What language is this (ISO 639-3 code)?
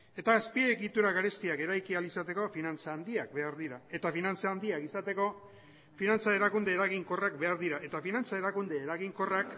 eus